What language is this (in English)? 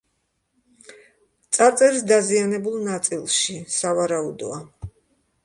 Georgian